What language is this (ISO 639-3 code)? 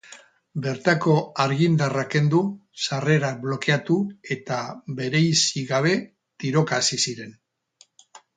eus